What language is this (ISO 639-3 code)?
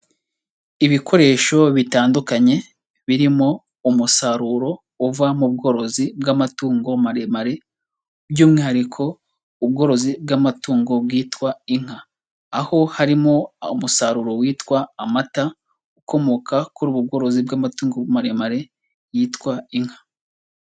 kin